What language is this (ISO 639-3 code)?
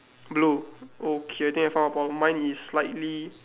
eng